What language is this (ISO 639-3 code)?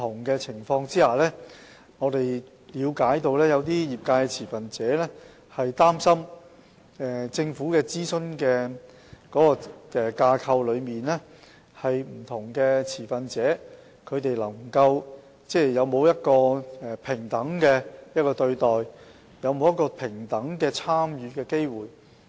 yue